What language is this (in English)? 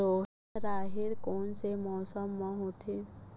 Chhattisgarhi